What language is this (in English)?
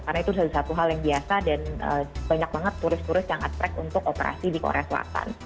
Indonesian